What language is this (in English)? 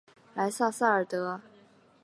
Chinese